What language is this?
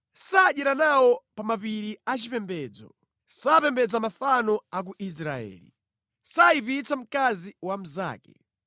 Nyanja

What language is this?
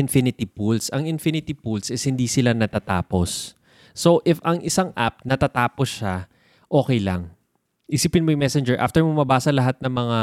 Filipino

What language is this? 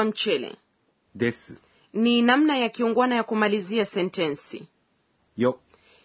Swahili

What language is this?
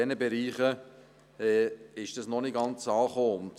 Swiss German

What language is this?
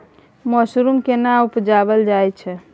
Maithili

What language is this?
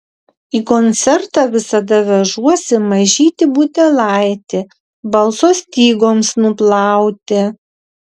Lithuanian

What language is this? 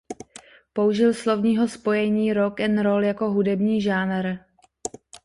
Czech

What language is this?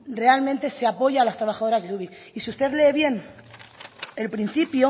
Spanish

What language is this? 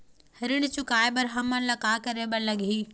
Chhattisgarhi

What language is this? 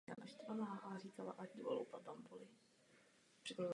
Czech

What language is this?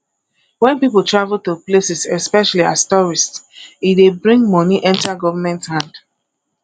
Nigerian Pidgin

